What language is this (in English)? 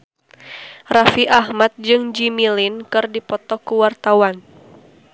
Sundanese